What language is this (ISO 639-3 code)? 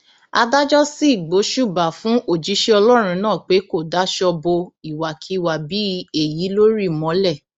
yor